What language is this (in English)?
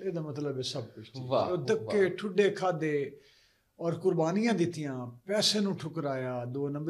Punjabi